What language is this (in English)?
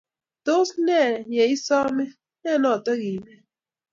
Kalenjin